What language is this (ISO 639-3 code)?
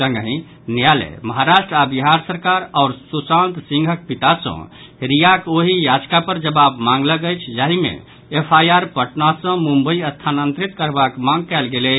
mai